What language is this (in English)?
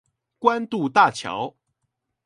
Chinese